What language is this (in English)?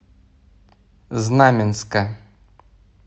Russian